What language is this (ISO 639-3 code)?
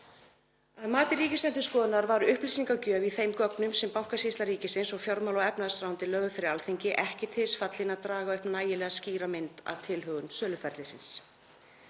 isl